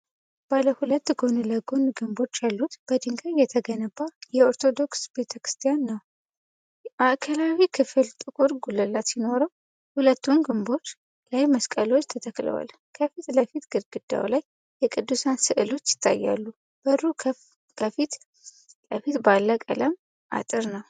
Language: Amharic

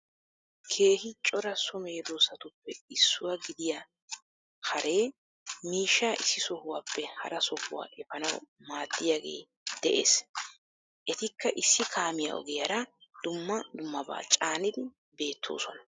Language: Wolaytta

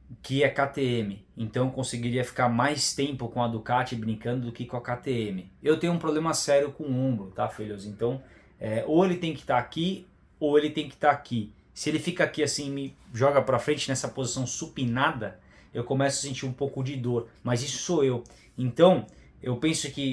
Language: Portuguese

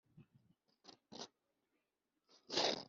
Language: Kinyarwanda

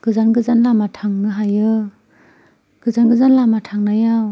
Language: Bodo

